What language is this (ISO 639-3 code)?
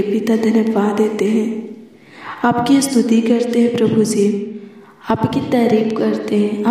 hin